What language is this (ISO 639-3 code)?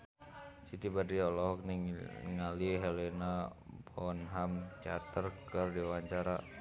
sun